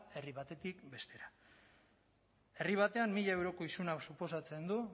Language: Basque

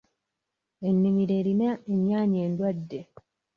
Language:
Ganda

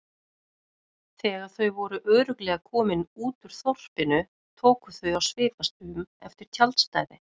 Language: Icelandic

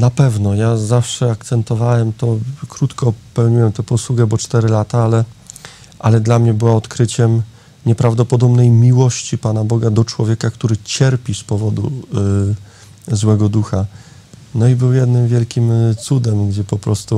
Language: Polish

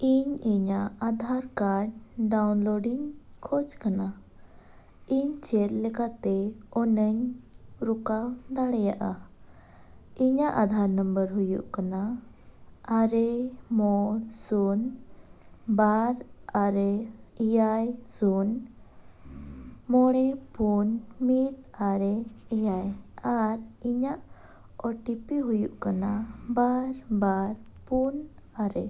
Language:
Santali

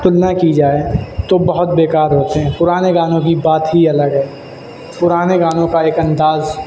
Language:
Urdu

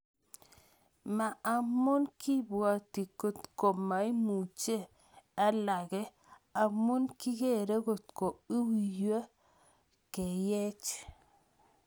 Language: Kalenjin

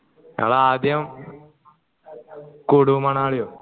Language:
Malayalam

